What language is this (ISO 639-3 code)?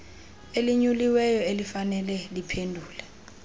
xho